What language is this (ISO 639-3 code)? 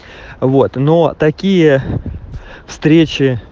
rus